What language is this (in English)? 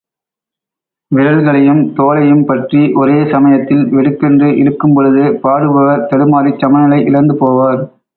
Tamil